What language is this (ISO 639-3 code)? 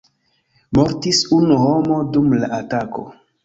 epo